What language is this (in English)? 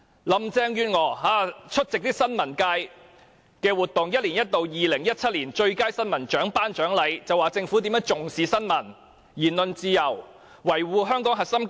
Cantonese